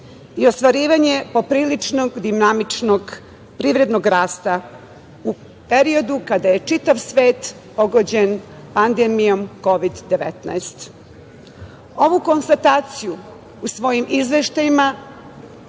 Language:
Serbian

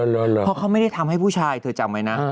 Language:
Thai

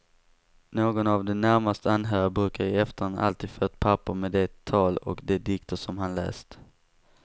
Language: Swedish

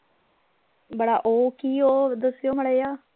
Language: Punjabi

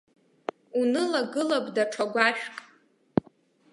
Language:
Abkhazian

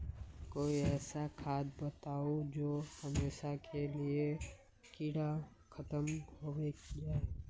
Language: Magahi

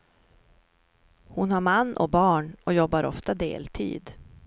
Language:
Swedish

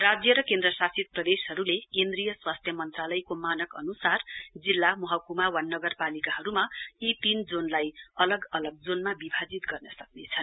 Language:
Nepali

